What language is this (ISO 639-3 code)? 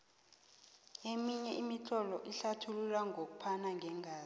nbl